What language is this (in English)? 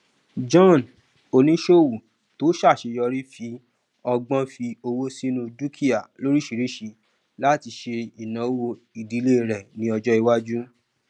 Yoruba